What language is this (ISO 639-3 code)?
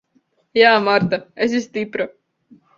lav